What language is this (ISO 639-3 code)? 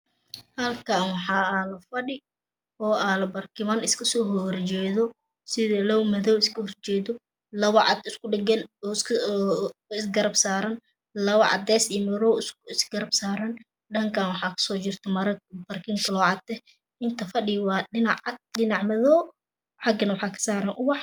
som